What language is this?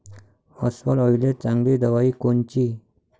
Marathi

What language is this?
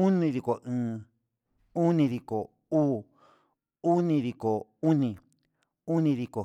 Huitepec Mixtec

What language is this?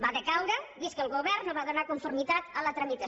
Catalan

